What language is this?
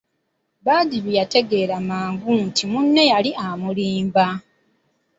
Ganda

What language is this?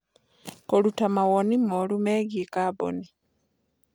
Kikuyu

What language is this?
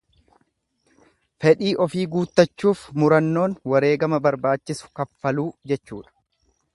Oromo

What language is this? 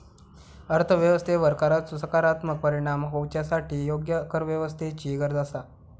Marathi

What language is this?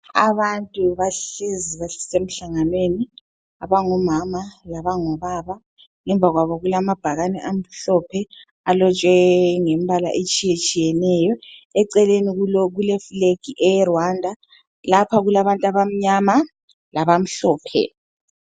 North Ndebele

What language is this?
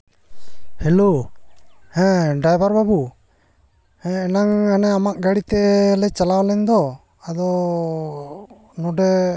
Santali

